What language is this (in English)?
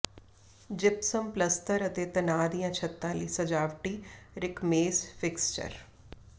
Punjabi